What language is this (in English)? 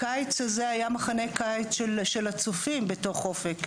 Hebrew